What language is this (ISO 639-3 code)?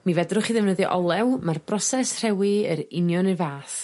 cym